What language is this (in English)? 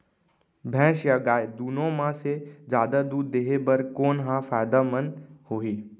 Chhattisgarhi